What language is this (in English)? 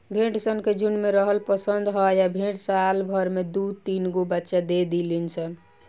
Bhojpuri